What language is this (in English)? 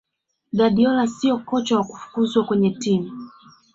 Swahili